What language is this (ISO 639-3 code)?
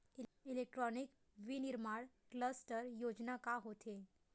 hne